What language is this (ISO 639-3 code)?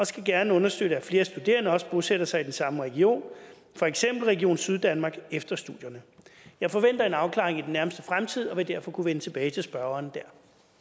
dan